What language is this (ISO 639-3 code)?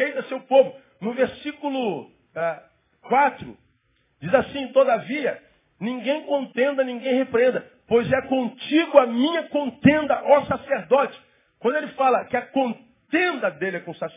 por